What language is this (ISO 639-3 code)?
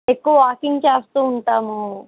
tel